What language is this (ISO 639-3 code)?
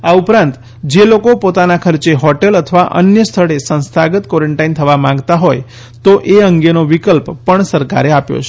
guj